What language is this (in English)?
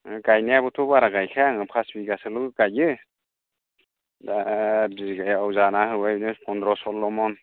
Bodo